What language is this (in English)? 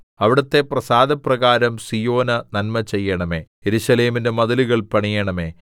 Malayalam